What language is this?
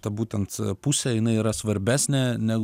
Lithuanian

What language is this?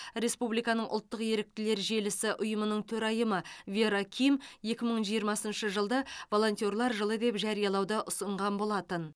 Kazakh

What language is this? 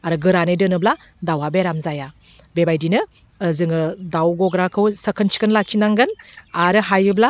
Bodo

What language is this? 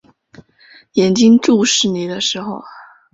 Chinese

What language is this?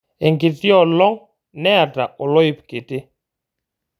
Masai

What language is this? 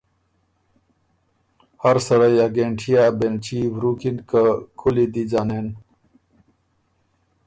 Ormuri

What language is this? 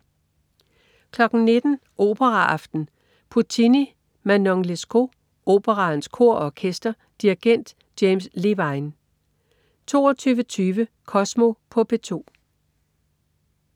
Danish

